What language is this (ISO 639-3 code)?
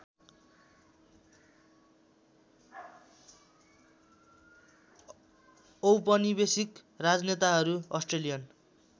nep